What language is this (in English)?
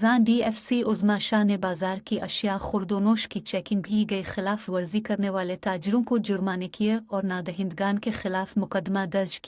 Urdu